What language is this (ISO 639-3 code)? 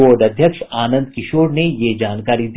hin